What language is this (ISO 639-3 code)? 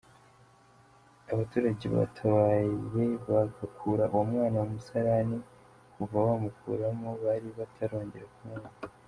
kin